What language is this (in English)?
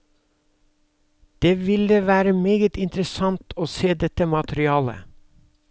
Norwegian